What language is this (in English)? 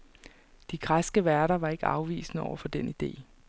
Danish